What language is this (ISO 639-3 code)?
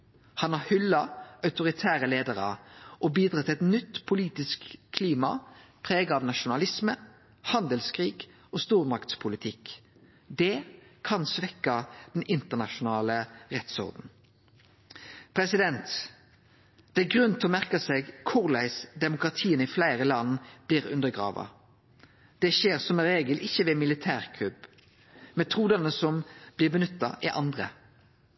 nno